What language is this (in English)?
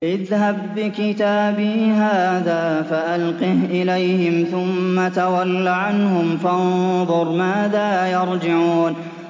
Arabic